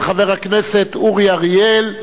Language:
Hebrew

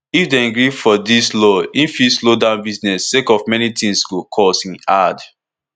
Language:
Nigerian Pidgin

